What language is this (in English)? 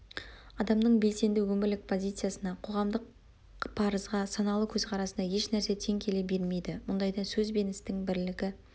Kazakh